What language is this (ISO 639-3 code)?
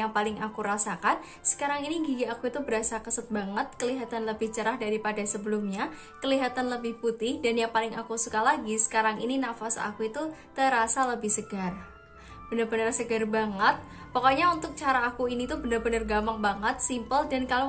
ind